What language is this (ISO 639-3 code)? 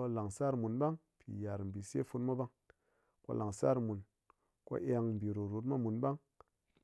anc